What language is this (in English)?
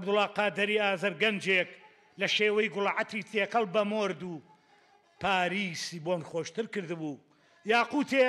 Arabic